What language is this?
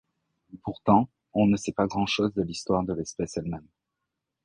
French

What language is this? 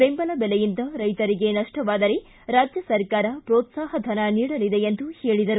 Kannada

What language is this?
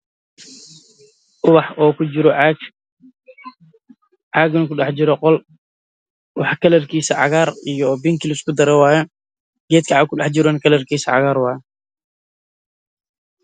Somali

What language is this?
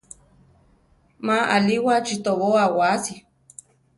Central Tarahumara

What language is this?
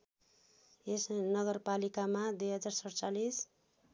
Nepali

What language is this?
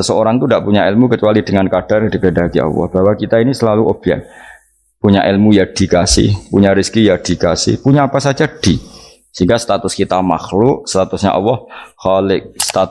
Indonesian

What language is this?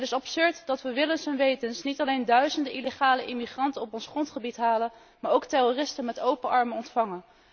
Dutch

